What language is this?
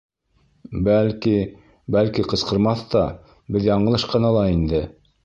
Bashkir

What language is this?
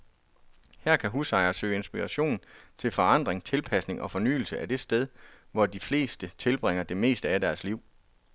Danish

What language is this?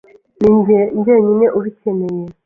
Kinyarwanda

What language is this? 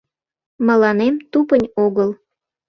Mari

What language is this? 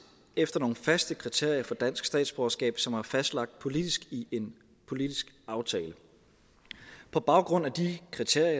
Danish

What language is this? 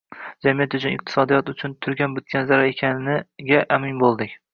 Uzbek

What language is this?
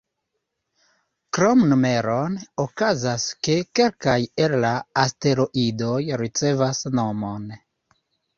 Esperanto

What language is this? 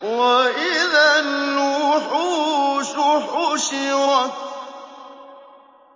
Arabic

